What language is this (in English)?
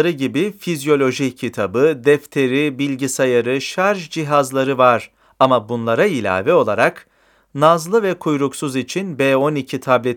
Turkish